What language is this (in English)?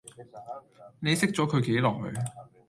Cantonese